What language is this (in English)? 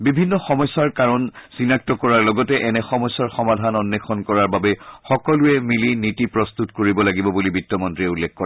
Assamese